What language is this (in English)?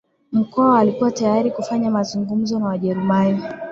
Swahili